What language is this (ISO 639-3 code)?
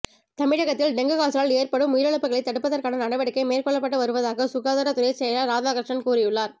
tam